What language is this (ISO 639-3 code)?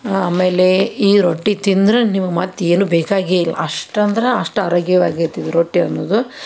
kan